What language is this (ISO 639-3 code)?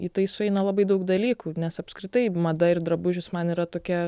lit